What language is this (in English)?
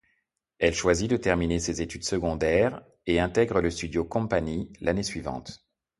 French